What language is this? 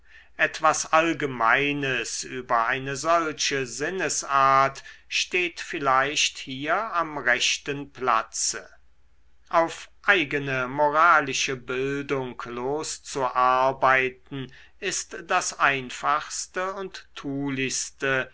German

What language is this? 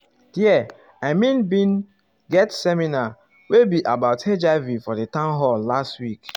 Nigerian Pidgin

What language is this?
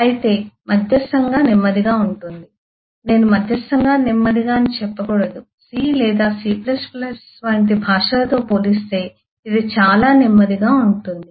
Telugu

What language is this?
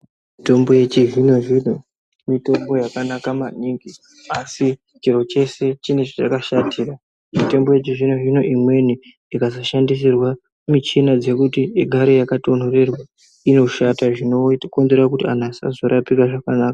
Ndau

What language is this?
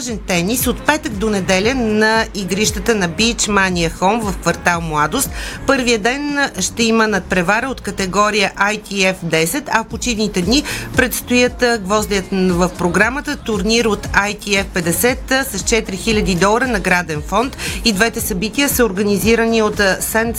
Bulgarian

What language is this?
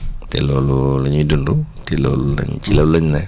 Wolof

